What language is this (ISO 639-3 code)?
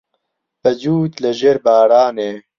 ckb